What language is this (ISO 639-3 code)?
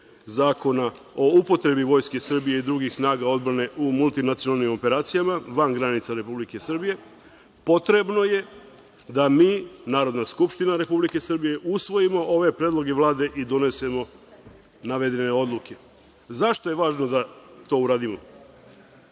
srp